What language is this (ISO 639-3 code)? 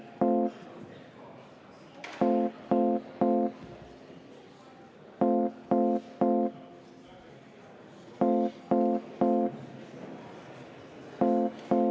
est